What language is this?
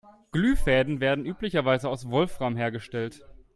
German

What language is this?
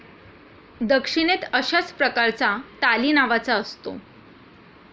Marathi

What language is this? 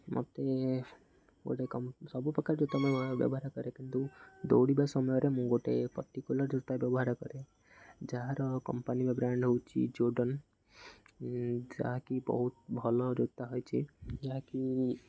Odia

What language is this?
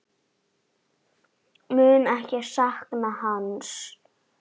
Icelandic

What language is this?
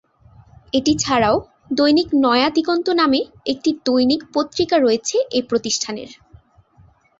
Bangla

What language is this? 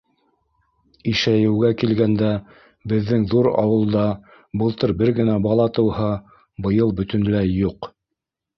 Bashkir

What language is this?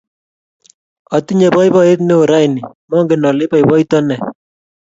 Kalenjin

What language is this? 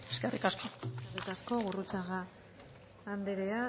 Basque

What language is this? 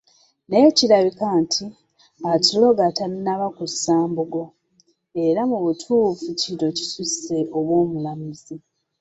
Ganda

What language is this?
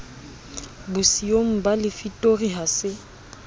Southern Sotho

